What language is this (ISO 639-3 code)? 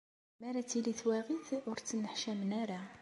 kab